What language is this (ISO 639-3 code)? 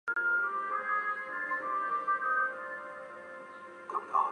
zho